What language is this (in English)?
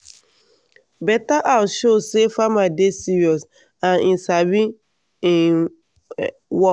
Nigerian Pidgin